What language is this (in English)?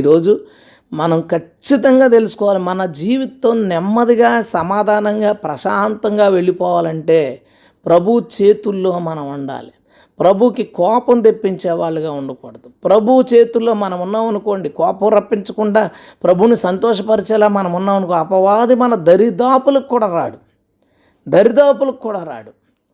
Telugu